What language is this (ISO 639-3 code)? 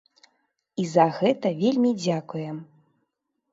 bel